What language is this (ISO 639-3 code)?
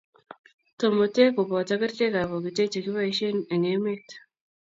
kln